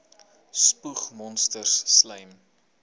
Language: Afrikaans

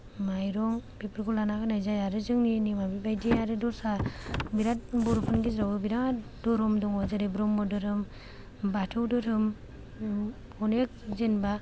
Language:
Bodo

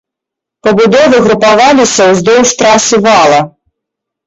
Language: Belarusian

